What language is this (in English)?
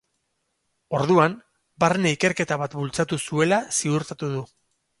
Basque